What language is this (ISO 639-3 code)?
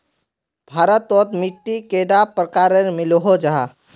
mag